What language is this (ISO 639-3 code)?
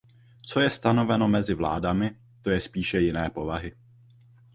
ces